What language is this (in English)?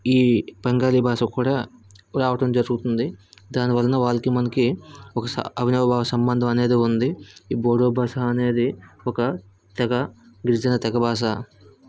Telugu